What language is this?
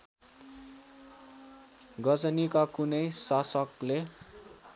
Nepali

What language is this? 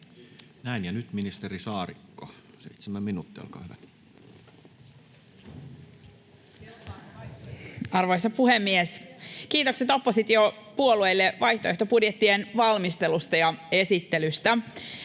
Finnish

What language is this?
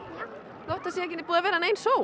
Icelandic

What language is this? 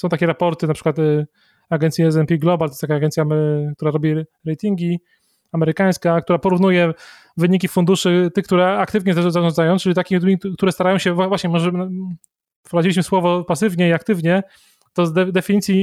Polish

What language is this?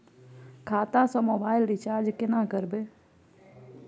Maithili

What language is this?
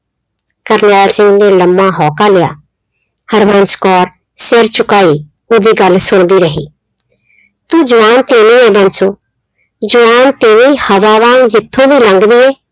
Punjabi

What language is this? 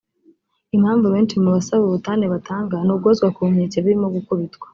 Kinyarwanda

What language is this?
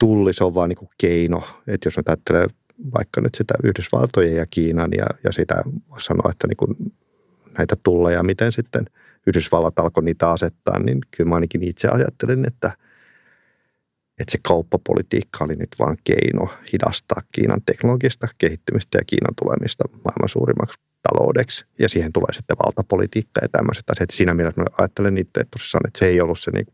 Finnish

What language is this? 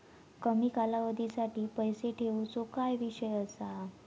Marathi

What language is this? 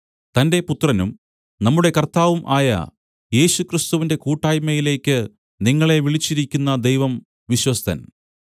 Malayalam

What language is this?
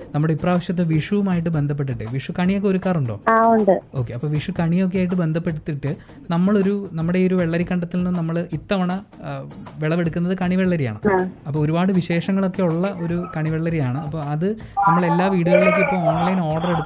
Malayalam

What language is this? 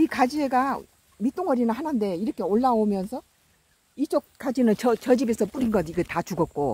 Korean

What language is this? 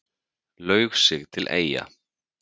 Icelandic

